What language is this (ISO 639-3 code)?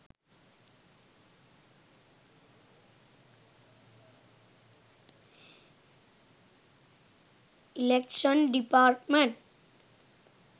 sin